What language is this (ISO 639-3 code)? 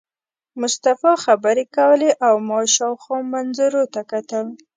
pus